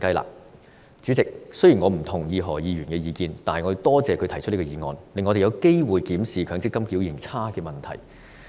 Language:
Cantonese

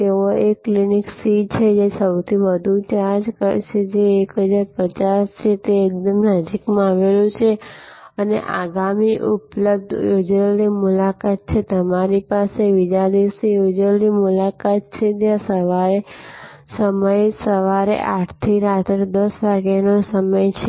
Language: Gujarati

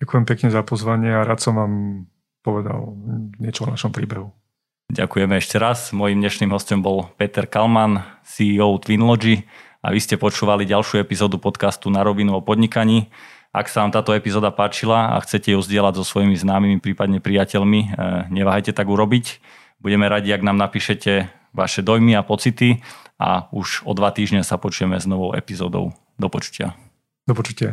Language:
Slovak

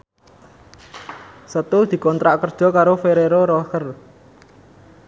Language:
Javanese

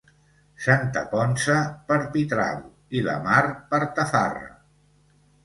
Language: Catalan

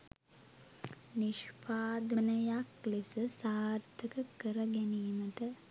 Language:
Sinhala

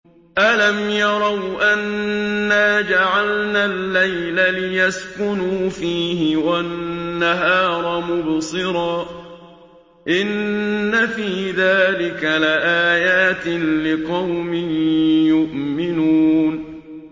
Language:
Arabic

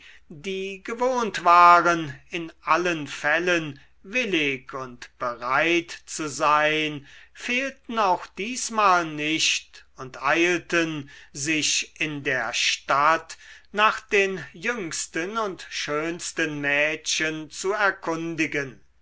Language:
German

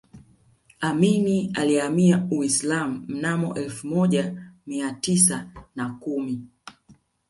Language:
Swahili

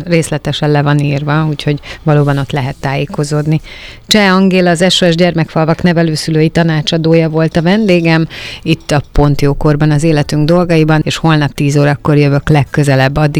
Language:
Hungarian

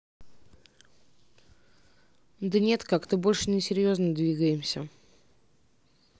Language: Russian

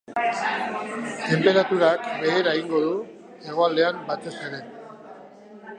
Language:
Basque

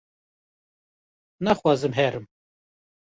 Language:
Kurdish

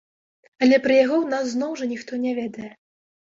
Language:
Belarusian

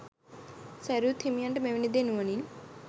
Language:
Sinhala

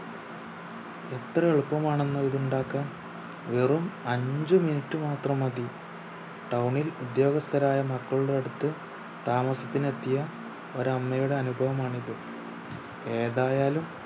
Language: Malayalam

